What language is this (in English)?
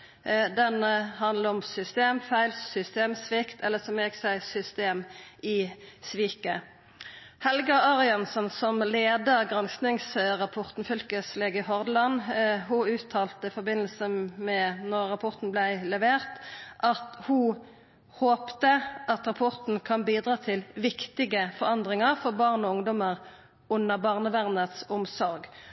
Norwegian Nynorsk